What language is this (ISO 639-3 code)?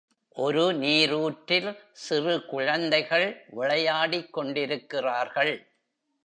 tam